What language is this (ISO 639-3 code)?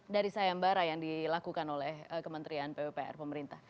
ind